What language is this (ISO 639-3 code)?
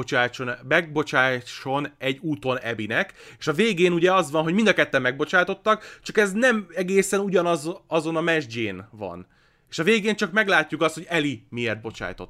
hun